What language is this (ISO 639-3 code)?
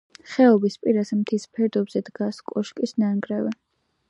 kat